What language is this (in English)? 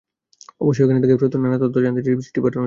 Bangla